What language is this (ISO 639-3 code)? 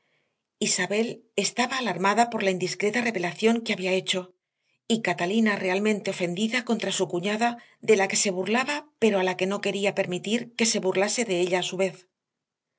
spa